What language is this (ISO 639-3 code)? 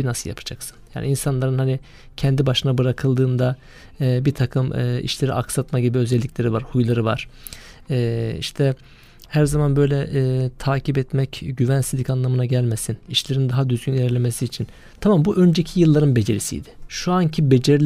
tur